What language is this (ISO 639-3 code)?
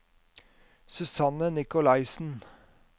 nor